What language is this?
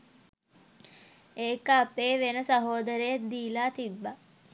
Sinhala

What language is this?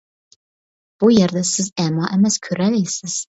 Uyghur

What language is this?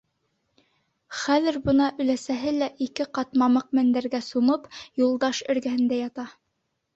Bashkir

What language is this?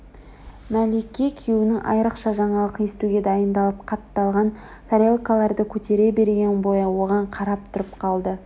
Kazakh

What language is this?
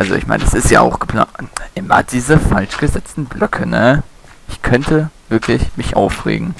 German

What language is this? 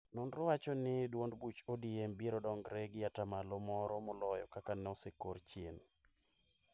Luo (Kenya and Tanzania)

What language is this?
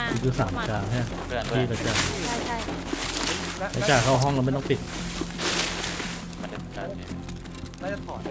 Thai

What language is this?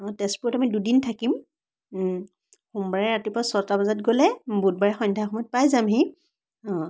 Assamese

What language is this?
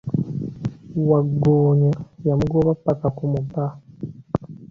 Ganda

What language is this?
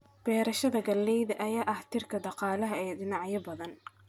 Somali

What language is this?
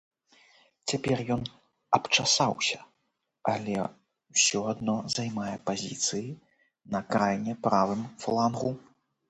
Belarusian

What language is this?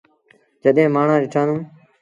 Sindhi Bhil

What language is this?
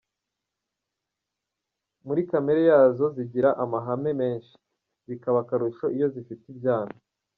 Kinyarwanda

